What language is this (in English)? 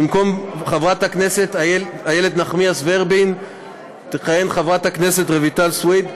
Hebrew